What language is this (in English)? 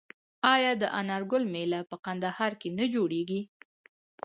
Pashto